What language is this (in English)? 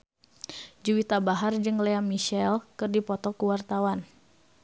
Sundanese